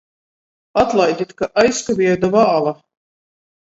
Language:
Latgalian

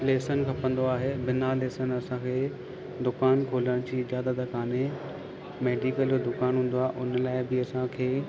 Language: Sindhi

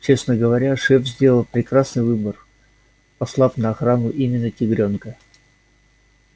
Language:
Russian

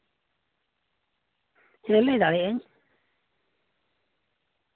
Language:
Santali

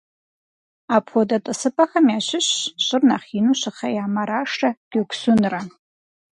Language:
Kabardian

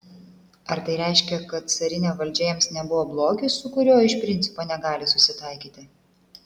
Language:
Lithuanian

